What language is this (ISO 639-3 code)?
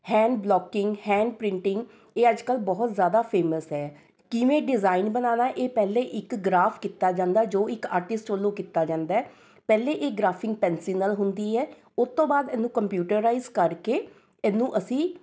pan